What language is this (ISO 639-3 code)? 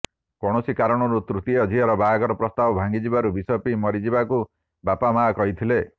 ori